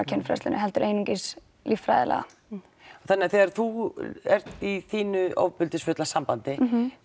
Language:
Icelandic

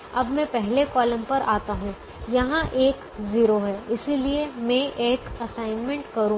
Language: Hindi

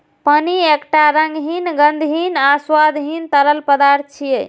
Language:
Maithili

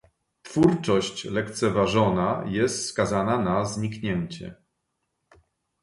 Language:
Polish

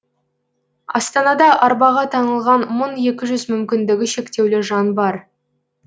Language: Kazakh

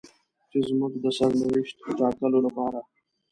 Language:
Pashto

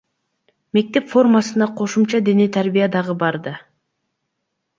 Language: Kyrgyz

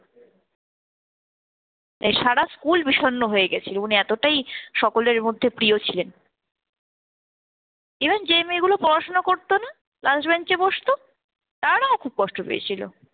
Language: Bangla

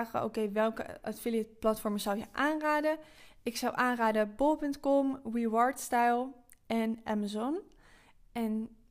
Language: Dutch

